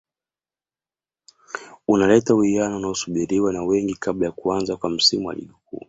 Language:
Swahili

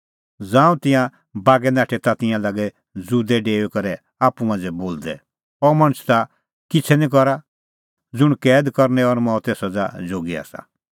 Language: Kullu Pahari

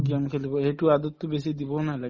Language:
Assamese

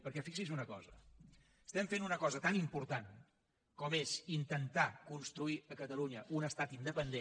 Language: Catalan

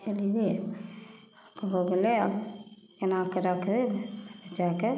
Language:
Maithili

